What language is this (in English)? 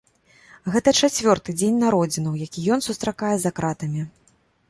Belarusian